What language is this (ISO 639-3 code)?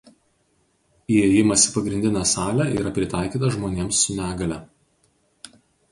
lit